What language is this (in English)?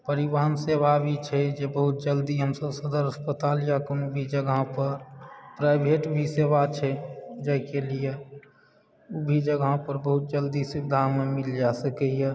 Maithili